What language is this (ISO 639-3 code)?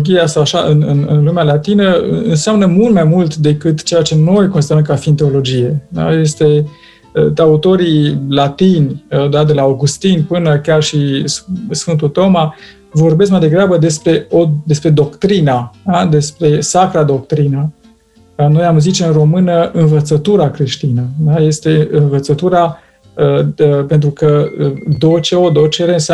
ron